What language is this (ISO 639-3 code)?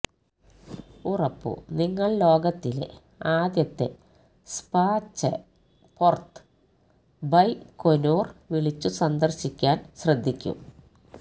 mal